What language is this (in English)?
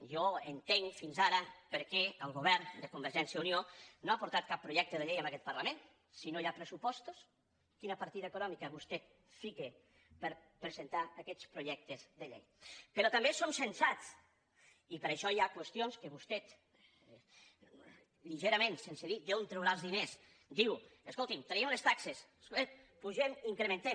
Catalan